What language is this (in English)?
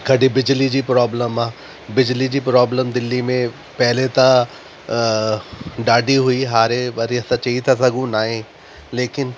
Sindhi